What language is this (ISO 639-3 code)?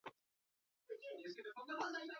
eus